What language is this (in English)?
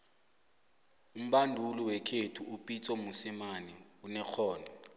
South Ndebele